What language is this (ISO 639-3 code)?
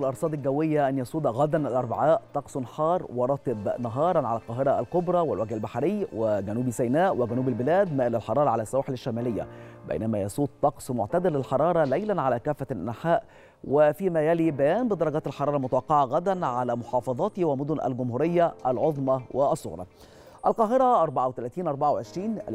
ara